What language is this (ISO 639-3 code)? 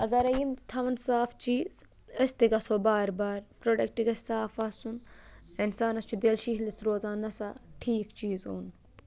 kas